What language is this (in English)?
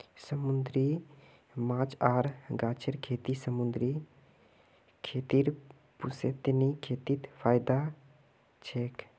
Magahi